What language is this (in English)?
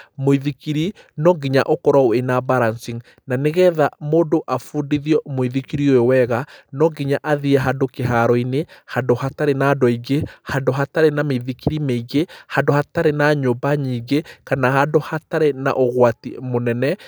Kikuyu